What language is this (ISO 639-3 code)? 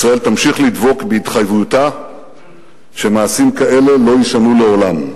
heb